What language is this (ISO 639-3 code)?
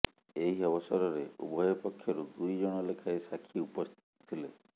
ori